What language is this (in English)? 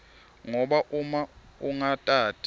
Swati